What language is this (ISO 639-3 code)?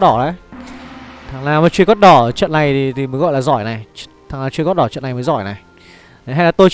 vie